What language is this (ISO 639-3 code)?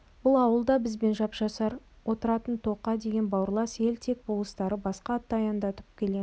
kaz